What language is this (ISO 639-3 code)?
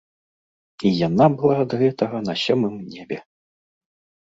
bel